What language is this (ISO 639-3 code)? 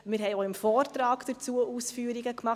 gsw